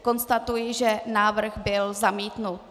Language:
Czech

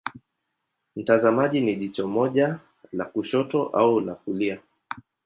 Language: Swahili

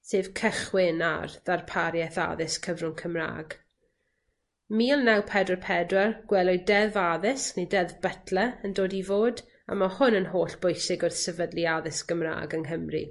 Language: Welsh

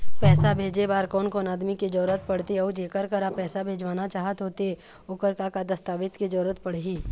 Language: Chhattisgarhi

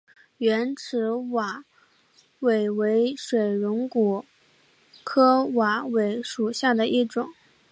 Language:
Chinese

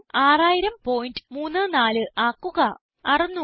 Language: Malayalam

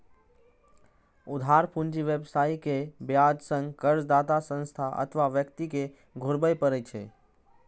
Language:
Maithili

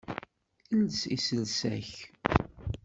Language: Kabyle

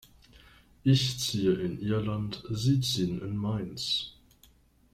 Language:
German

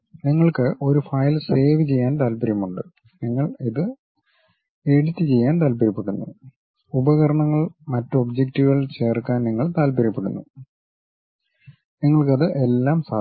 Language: Malayalam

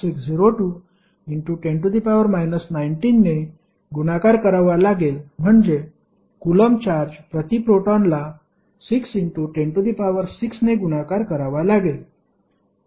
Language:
Marathi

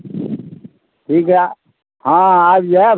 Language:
Maithili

